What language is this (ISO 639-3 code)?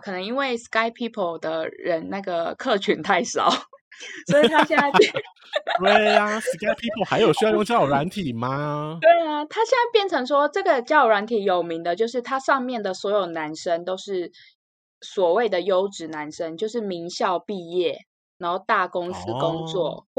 zho